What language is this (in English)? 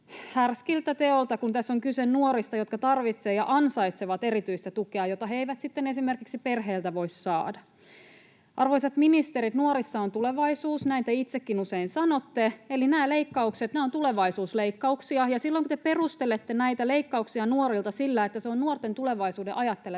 Finnish